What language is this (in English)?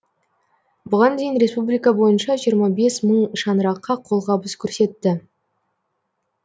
Kazakh